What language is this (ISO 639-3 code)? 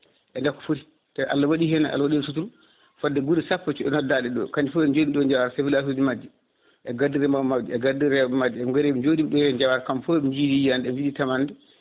ful